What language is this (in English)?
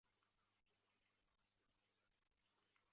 Chinese